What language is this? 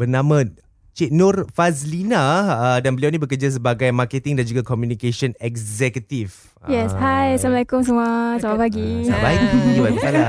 Malay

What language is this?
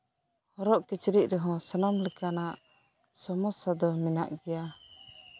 Santali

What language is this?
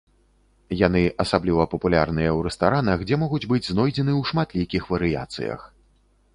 Belarusian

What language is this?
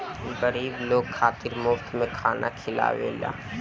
Bhojpuri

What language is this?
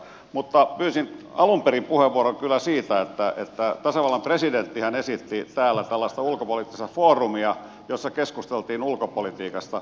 Finnish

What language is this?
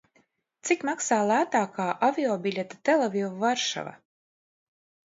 Latvian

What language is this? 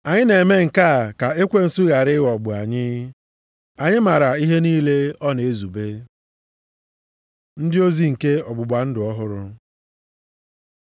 Igbo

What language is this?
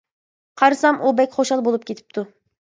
Uyghur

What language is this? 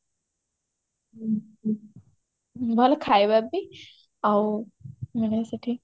Odia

